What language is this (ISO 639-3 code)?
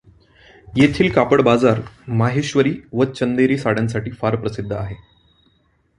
mar